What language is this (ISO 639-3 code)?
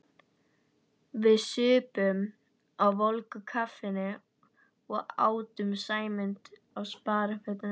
isl